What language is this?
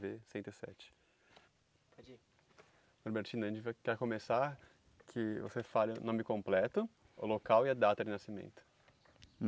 Portuguese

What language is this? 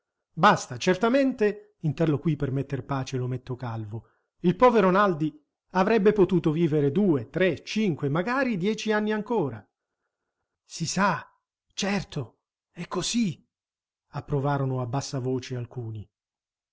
Italian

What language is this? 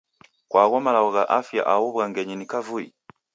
Taita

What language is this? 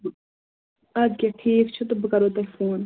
Kashmiri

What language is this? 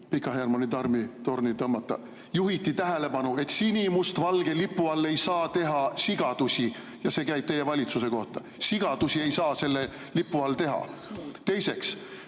Estonian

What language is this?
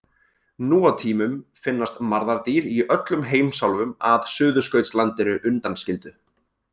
Icelandic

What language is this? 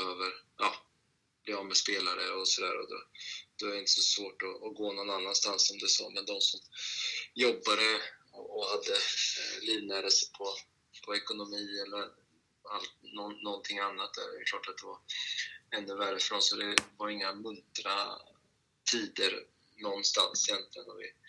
Swedish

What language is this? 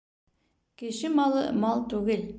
Bashkir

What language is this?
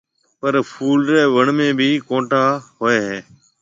Marwari (Pakistan)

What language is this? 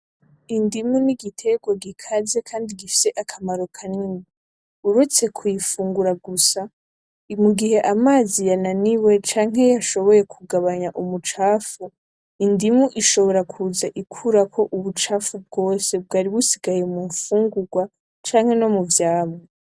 Rundi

